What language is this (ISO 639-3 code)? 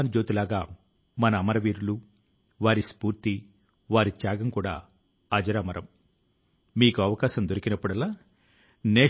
tel